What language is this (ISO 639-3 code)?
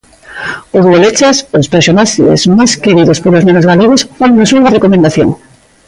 glg